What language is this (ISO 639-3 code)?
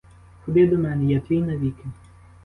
ukr